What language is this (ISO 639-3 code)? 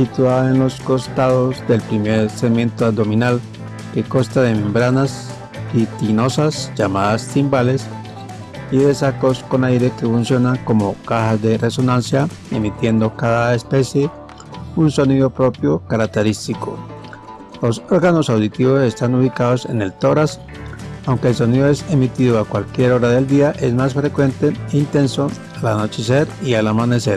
spa